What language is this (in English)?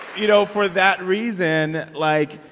English